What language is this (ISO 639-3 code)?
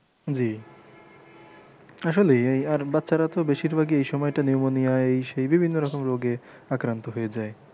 ben